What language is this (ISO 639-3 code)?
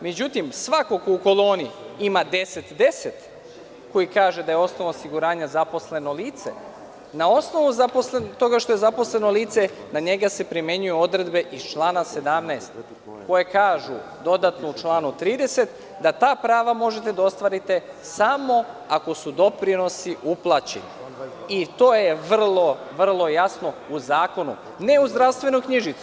srp